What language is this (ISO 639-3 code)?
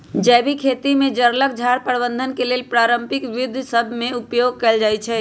mag